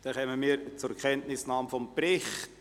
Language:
Swiss German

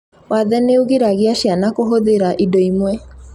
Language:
Kikuyu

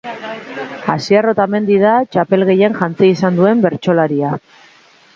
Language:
Basque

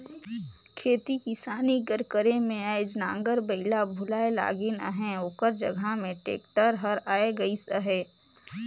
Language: Chhattisgarhi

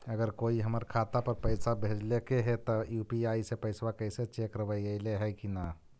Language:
Magahi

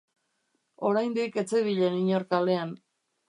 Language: Basque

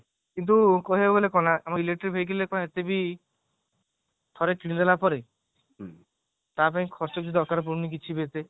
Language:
Odia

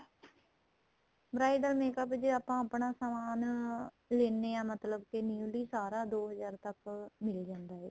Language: Punjabi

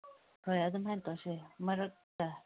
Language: Manipuri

